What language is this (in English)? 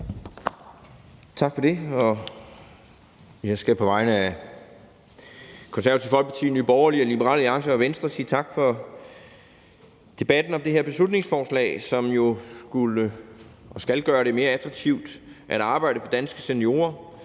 Danish